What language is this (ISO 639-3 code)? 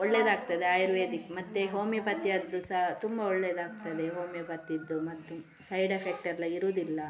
kan